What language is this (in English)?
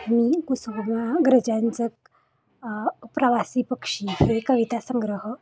Marathi